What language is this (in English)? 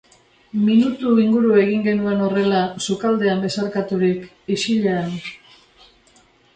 Basque